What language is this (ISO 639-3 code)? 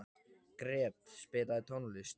isl